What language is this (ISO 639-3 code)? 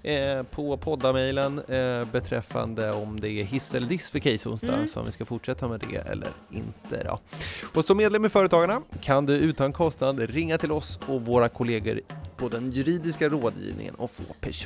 swe